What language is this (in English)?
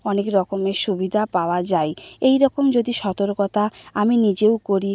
Bangla